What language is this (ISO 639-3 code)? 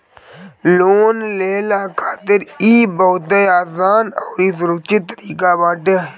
bho